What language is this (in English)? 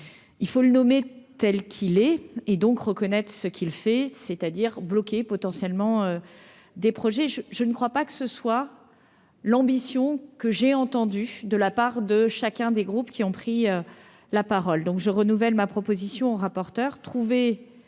French